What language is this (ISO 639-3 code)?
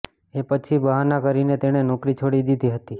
guj